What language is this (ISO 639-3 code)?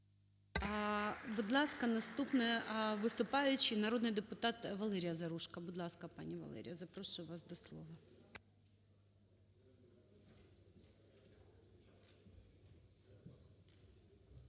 ukr